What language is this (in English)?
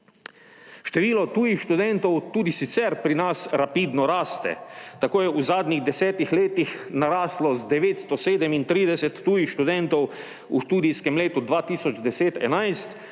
Slovenian